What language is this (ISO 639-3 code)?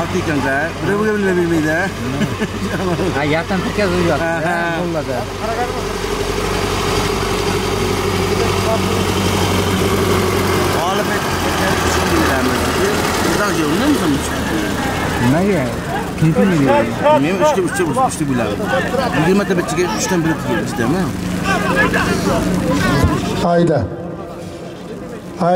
tur